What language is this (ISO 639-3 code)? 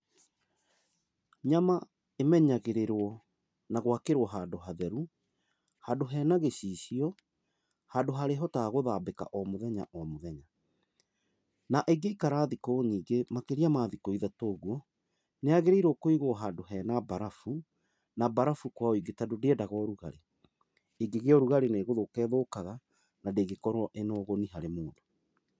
kik